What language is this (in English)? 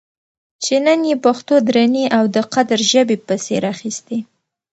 Pashto